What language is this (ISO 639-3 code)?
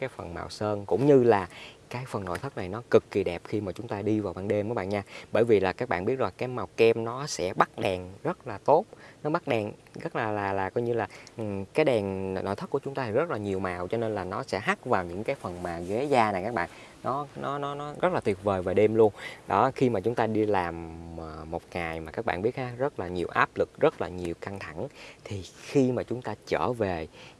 vie